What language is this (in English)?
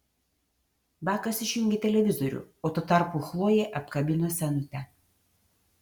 Lithuanian